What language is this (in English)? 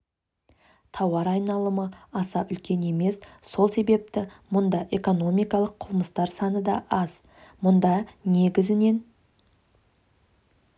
Kazakh